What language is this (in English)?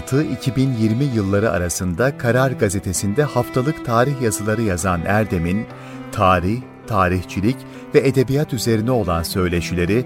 Turkish